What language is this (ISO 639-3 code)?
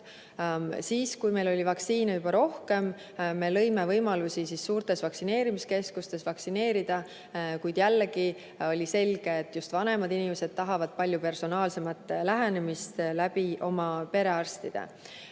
est